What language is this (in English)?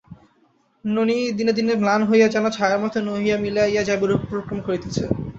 Bangla